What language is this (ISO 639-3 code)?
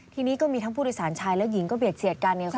tha